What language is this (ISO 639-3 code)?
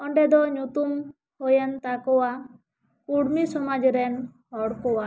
sat